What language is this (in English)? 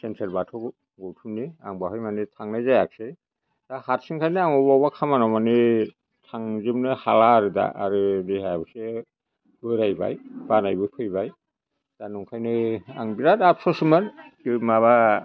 Bodo